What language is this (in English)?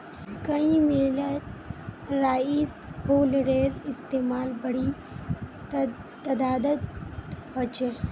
Magahi